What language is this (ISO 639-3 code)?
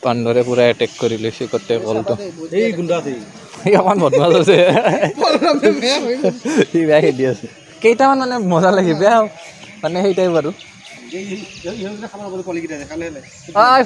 ind